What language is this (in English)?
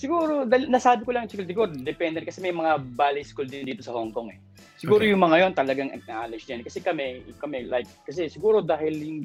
Filipino